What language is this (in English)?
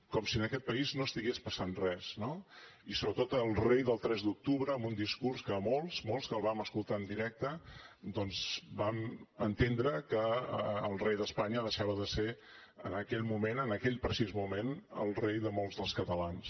Catalan